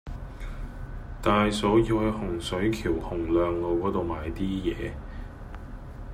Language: Cantonese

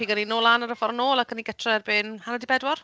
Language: Welsh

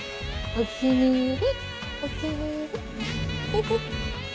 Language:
Japanese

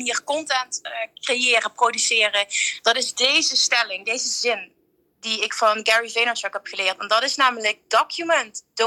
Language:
Dutch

